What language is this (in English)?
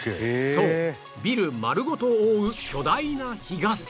Japanese